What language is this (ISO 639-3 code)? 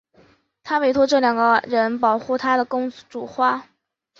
zho